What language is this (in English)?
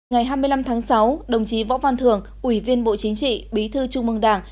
Vietnamese